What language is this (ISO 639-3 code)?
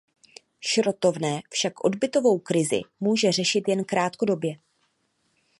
ces